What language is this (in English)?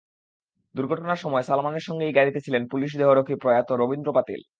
Bangla